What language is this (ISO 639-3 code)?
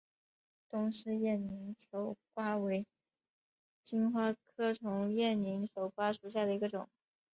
zho